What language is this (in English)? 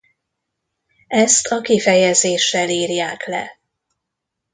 Hungarian